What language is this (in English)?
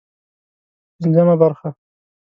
Pashto